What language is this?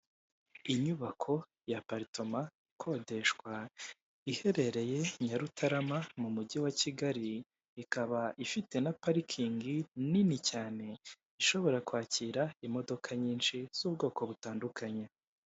Kinyarwanda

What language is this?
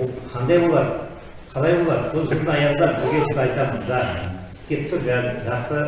Turkish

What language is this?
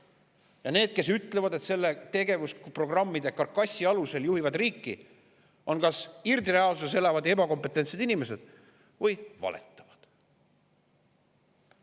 Estonian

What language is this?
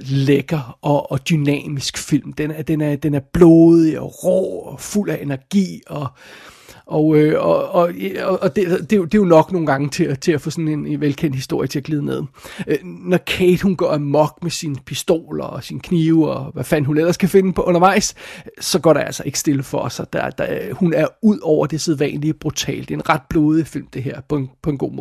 Danish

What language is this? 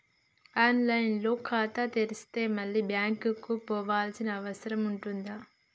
Telugu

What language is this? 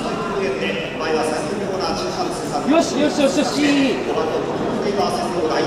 Japanese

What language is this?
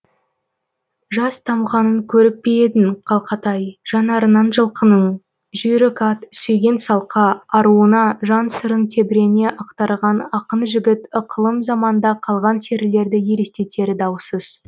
Kazakh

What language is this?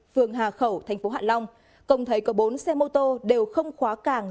Vietnamese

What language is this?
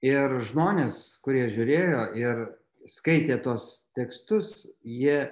Lithuanian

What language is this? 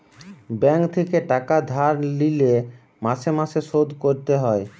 Bangla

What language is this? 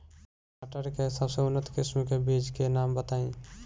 Bhojpuri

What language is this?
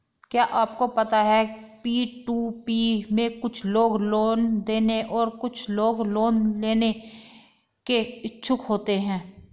Hindi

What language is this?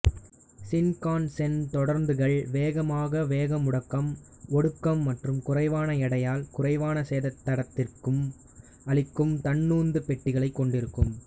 Tamil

